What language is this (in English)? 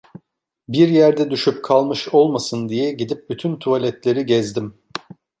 Turkish